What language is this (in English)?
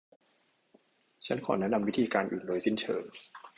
Thai